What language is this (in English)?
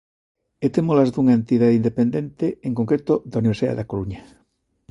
Galician